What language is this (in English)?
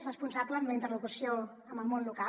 Catalan